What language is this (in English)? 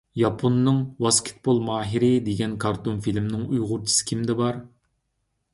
Uyghur